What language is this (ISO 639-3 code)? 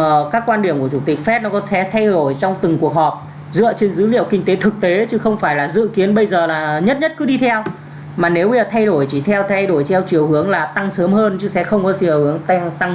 vie